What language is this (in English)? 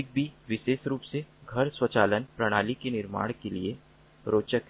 Hindi